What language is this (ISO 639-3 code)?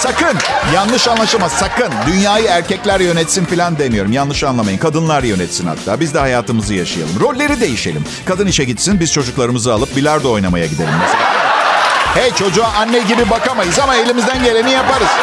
tur